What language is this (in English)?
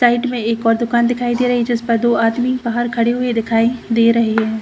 Hindi